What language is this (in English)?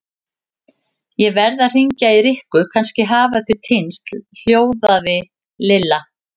Icelandic